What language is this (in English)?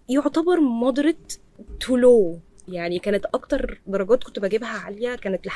Arabic